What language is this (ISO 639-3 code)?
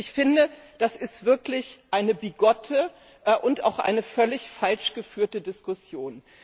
deu